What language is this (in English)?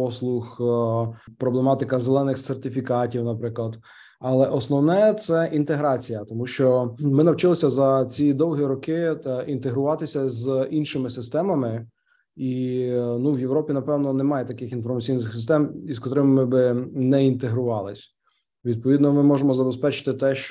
Ukrainian